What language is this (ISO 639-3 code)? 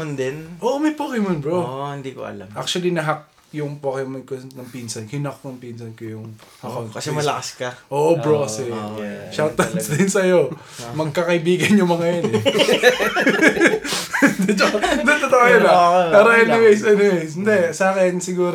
fil